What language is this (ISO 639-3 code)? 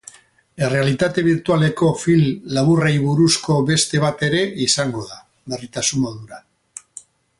eus